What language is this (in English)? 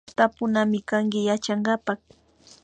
Imbabura Highland Quichua